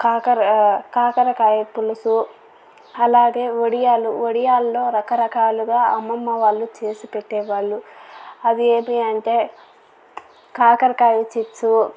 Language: Telugu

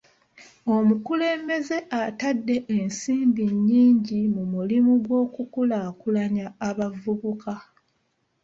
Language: Ganda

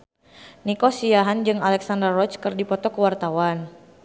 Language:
Sundanese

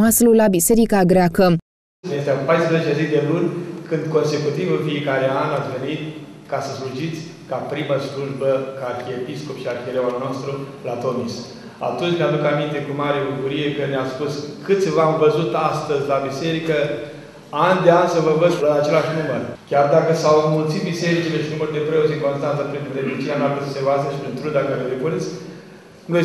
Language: Romanian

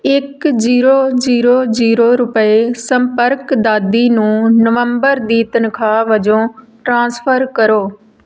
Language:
Punjabi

